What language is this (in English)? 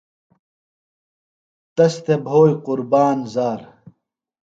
Phalura